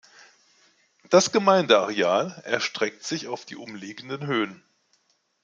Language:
German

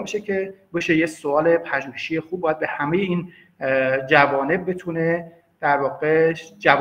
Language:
Persian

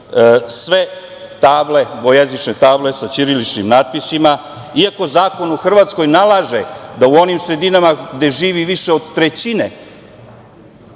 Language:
Serbian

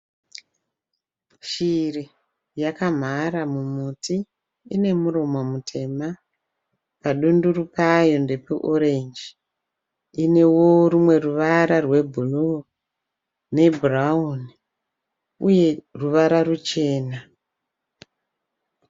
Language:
Shona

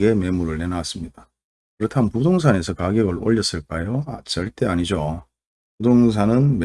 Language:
Korean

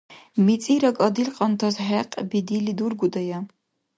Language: Dargwa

